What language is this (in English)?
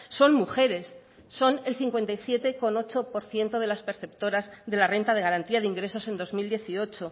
Spanish